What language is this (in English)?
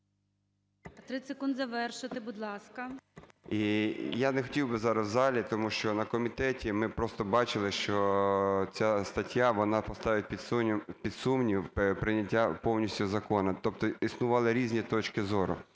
Ukrainian